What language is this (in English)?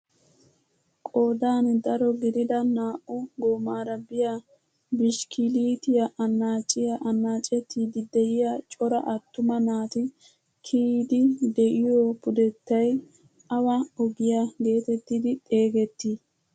Wolaytta